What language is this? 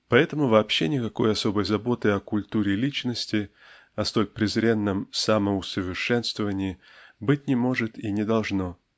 Russian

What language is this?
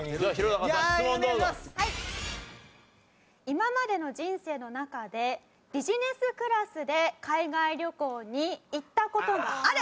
Japanese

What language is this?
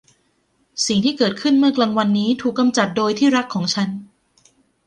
Thai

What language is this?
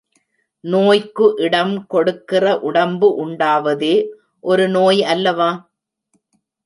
Tamil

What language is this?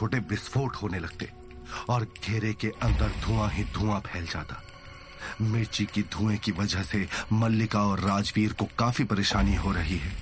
Hindi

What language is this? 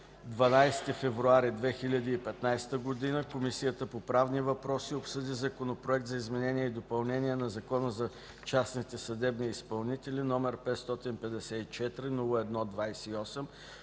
Bulgarian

